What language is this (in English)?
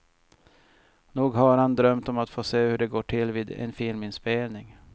Swedish